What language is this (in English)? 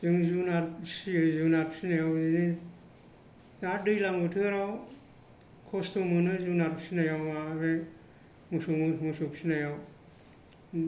Bodo